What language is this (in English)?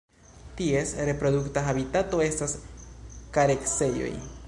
Esperanto